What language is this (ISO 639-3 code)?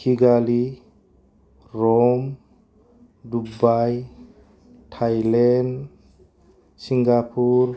brx